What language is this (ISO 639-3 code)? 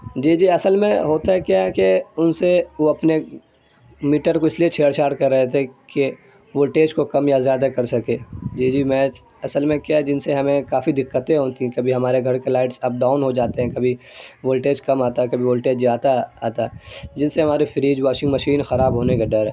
urd